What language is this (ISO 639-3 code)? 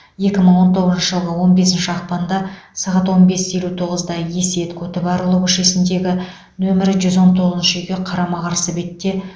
kaz